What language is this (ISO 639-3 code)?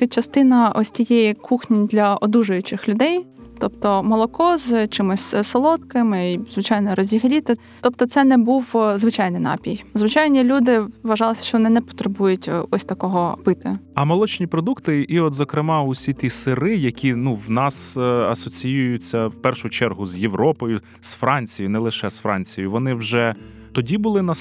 ukr